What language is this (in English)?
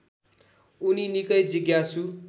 Nepali